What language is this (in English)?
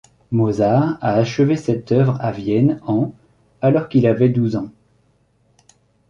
French